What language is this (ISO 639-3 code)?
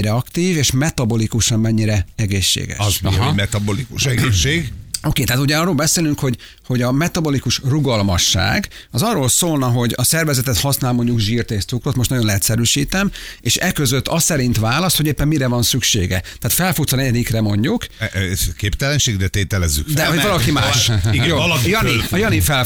hun